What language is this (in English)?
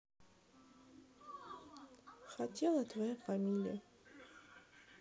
Russian